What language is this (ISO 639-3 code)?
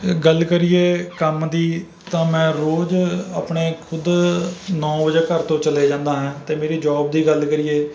pan